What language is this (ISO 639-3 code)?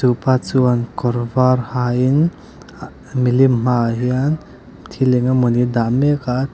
lus